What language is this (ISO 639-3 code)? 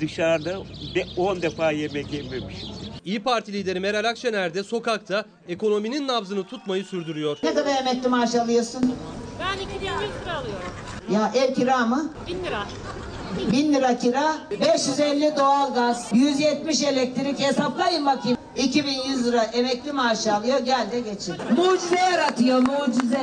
tur